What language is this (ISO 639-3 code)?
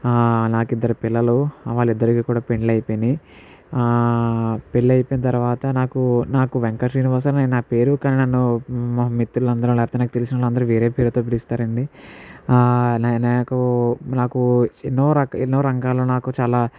tel